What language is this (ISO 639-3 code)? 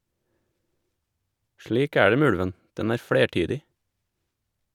nor